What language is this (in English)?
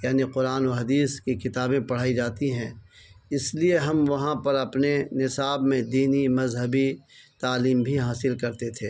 Urdu